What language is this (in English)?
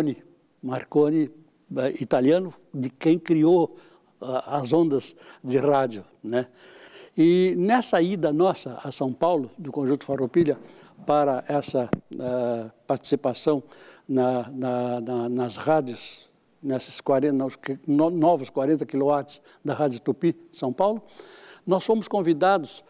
Portuguese